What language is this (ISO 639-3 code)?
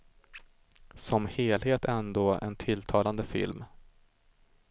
swe